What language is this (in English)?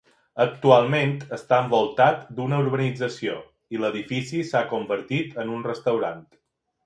Catalan